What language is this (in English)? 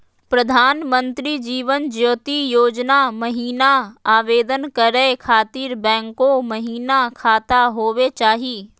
Magahi